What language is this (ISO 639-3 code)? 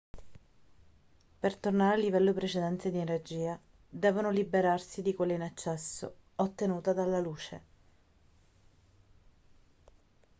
ita